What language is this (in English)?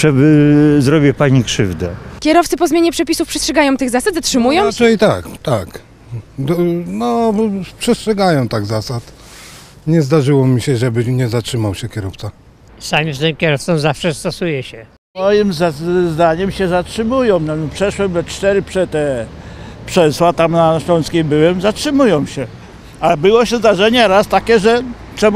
Polish